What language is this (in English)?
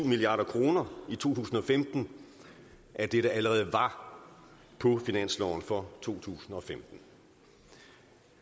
Danish